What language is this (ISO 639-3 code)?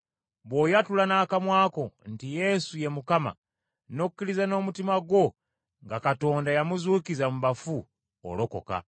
lug